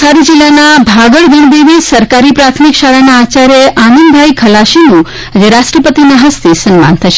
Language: Gujarati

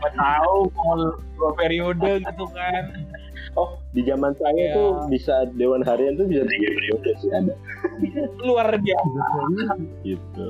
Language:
Indonesian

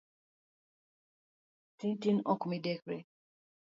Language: Luo (Kenya and Tanzania)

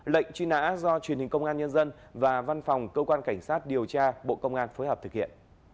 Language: Vietnamese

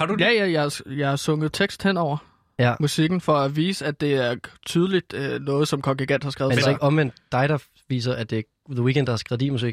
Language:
Danish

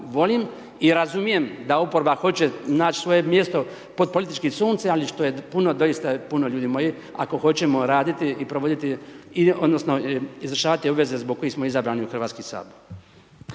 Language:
Croatian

